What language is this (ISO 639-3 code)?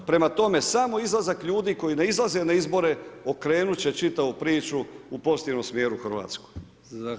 hrv